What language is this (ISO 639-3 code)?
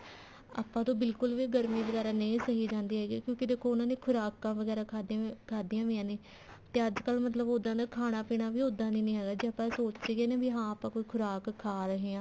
pan